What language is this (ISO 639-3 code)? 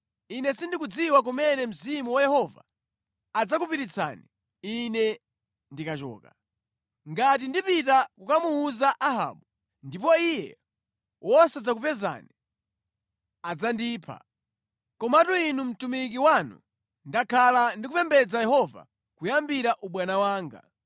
nya